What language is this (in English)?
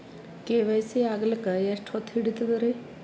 Kannada